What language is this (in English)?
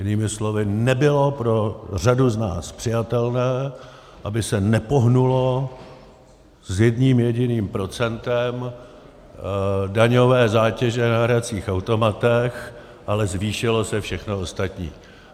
Czech